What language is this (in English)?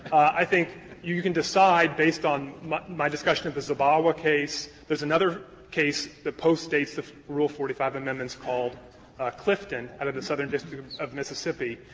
English